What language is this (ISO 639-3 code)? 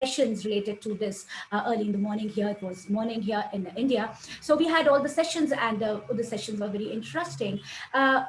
eng